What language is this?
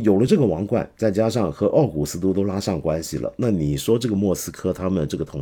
Chinese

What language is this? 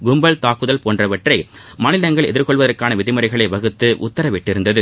Tamil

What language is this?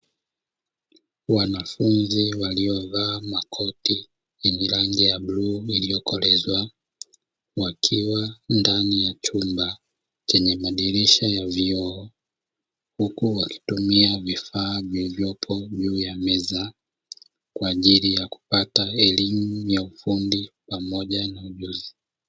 Swahili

